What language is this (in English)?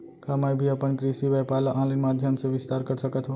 Chhattisgarhi